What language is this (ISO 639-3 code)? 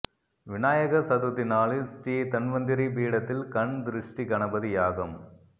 tam